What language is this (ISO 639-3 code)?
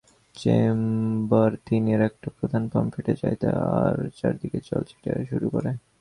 ben